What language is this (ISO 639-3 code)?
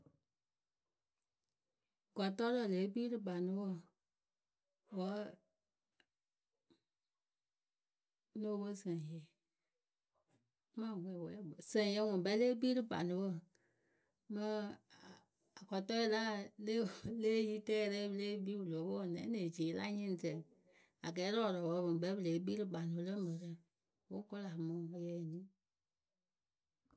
keu